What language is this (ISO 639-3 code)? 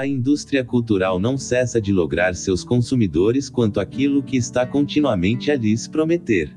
por